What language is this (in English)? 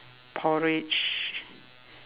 English